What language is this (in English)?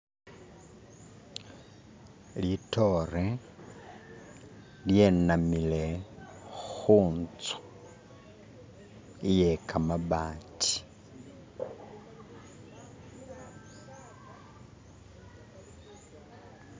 Masaaba